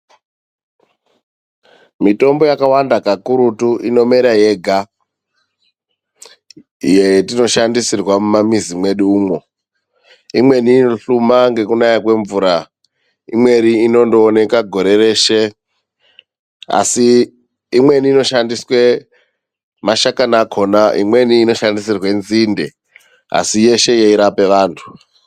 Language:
Ndau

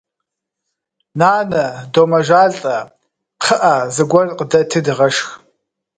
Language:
Kabardian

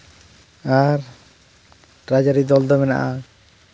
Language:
Santali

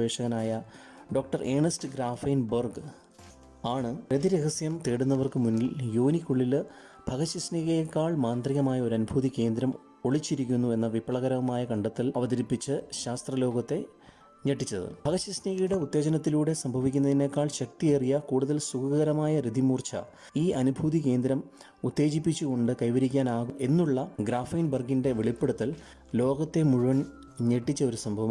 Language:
Turkish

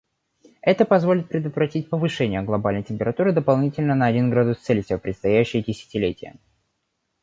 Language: Russian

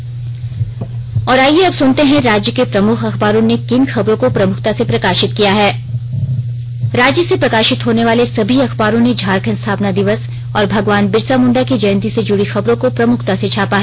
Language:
Hindi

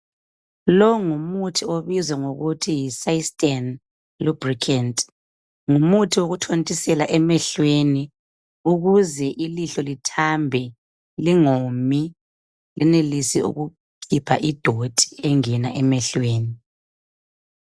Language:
North Ndebele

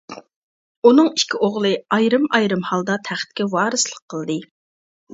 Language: Uyghur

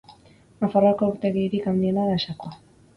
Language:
Basque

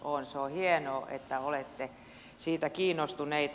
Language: Finnish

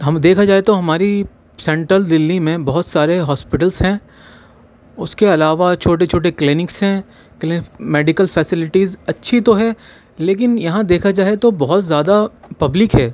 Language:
Urdu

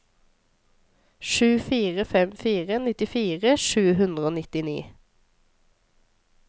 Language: Norwegian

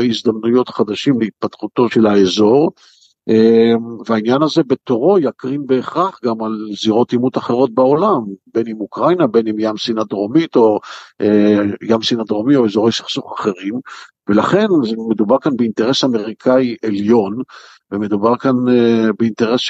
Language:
Hebrew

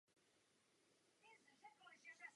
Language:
Czech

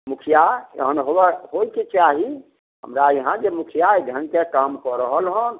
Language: Maithili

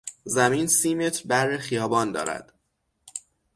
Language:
Persian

